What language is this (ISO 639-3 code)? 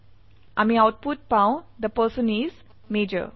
asm